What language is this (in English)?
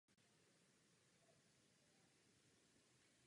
Czech